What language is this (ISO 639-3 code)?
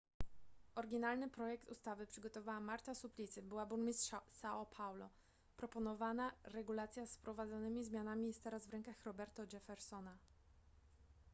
pol